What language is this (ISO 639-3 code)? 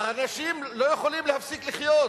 heb